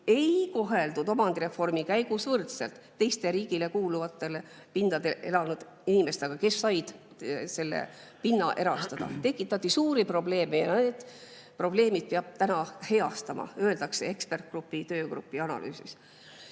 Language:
Estonian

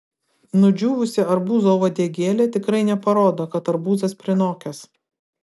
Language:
Lithuanian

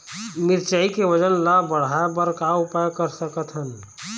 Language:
Chhattisgarhi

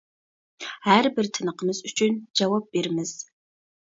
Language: Uyghur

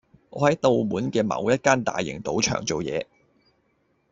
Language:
Cantonese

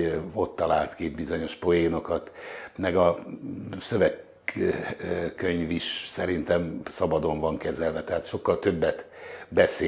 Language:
Hungarian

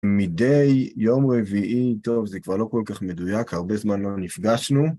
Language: Hebrew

